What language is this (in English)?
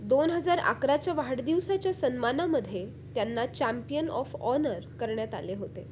Marathi